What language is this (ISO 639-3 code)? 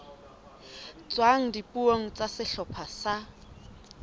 sot